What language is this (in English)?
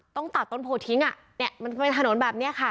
Thai